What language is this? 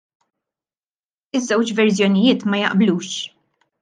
Maltese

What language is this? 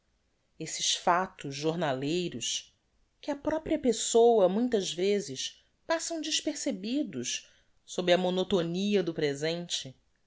Portuguese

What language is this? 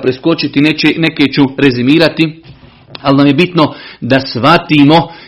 Croatian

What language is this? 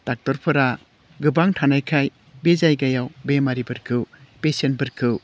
Bodo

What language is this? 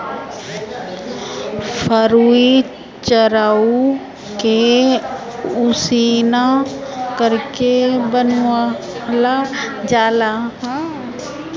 Bhojpuri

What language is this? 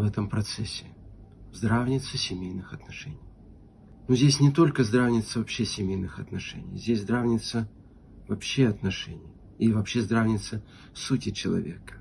Russian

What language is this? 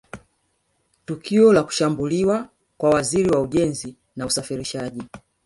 Swahili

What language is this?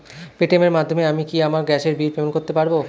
Bangla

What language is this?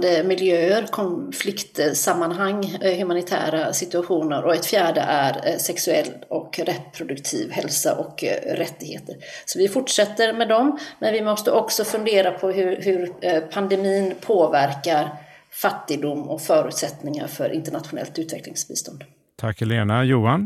Swedish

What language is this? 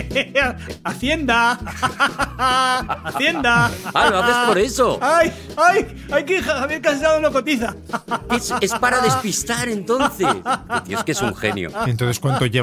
Spanish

